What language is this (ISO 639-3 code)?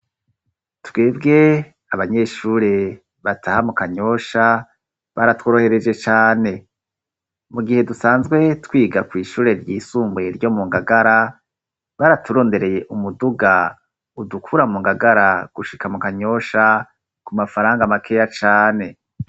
run